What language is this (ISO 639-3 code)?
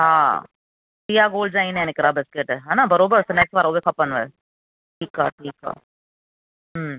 snd